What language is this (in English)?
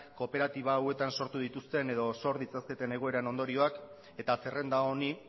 Basque